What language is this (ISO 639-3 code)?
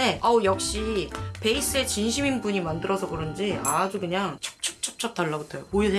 kor